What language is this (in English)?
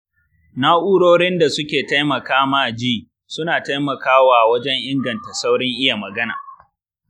Hausa